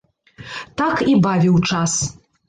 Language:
Belarusian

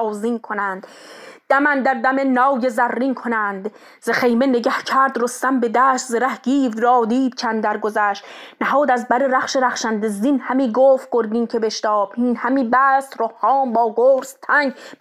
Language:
Persian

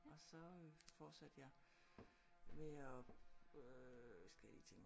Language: Danish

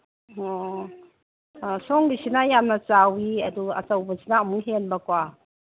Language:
Manipuri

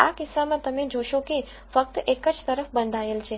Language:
Gujarati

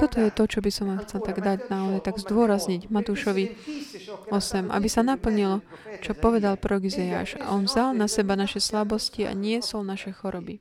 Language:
Slovak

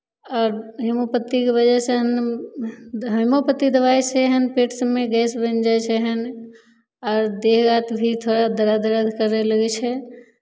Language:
Maithili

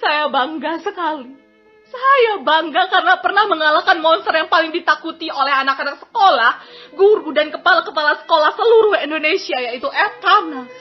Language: Indonesian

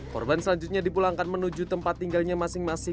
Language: Indonesian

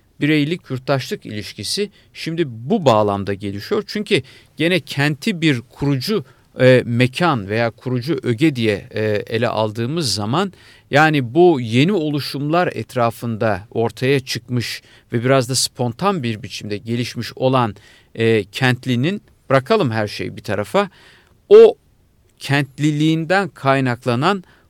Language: Turkish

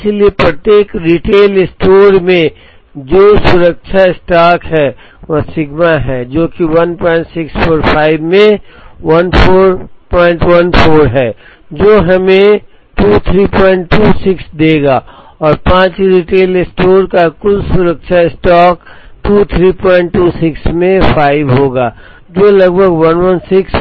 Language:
Hindi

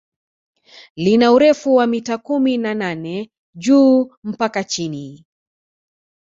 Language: Swahili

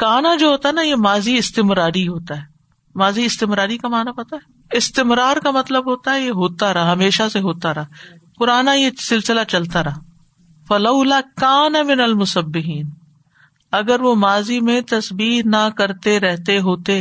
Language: Urdu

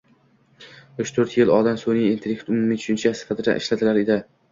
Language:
Uzbek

